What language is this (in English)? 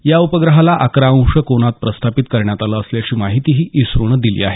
Marathi